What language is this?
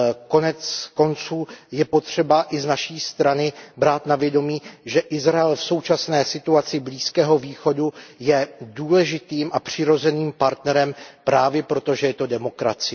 Czech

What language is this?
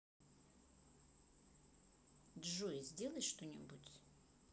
Russian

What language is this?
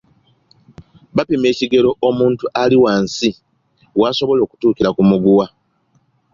Ganda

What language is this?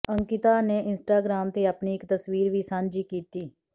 Punjabi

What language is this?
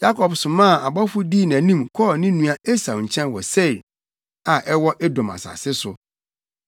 Akan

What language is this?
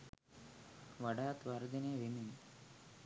Sinhala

